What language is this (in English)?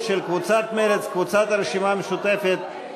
Hebrew